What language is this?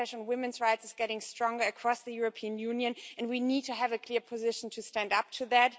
English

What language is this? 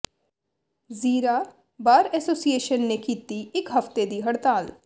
Punjabi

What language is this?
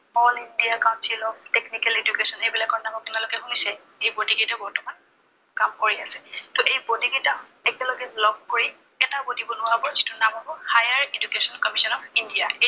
Assamese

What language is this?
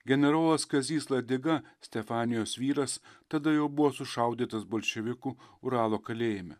Lithuanian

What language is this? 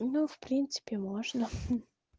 Russian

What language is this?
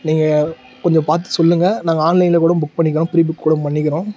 Tamil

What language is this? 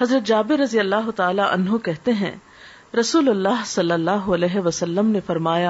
Urdu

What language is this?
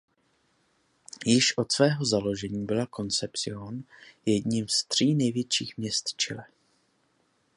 Czech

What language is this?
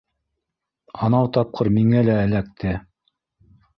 Bashkir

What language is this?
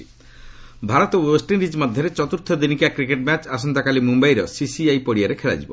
Odia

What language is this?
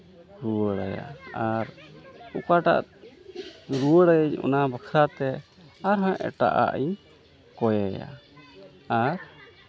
Santali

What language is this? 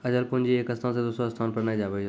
Maithili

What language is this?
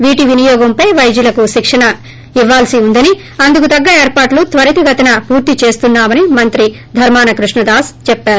Telugu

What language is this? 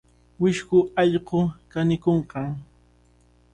Cajatambo North Lima Quechua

